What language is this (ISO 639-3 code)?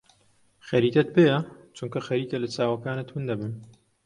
ckb